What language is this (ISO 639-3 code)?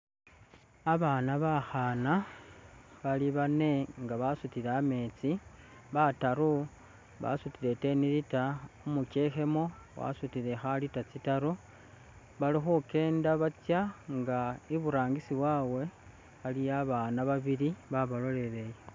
myx